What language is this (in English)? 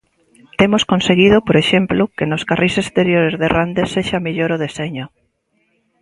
Galician